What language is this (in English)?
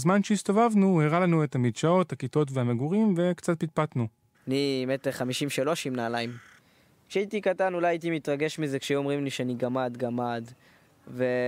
Hebrew